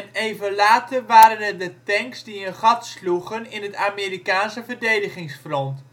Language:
Dutch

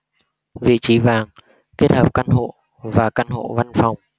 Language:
Vietnamese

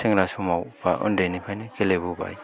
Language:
Bodo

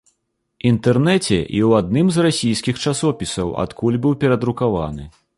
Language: Belarusian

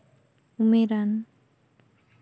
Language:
Santali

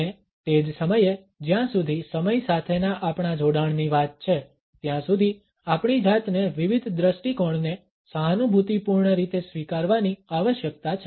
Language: Gujarati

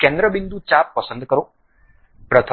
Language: Gujarati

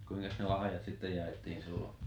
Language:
Finnish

